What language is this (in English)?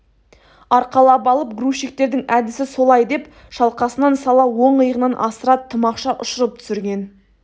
Kazakh